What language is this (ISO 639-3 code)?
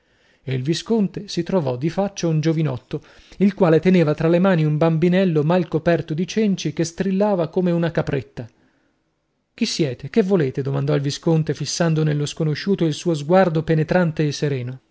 ita